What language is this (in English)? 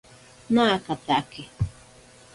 Ashéninka Perené